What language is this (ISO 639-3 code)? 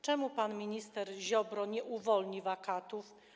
pol